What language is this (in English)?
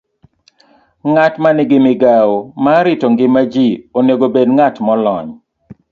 Luo (Kenya and Tanzania)